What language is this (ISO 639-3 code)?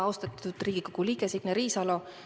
est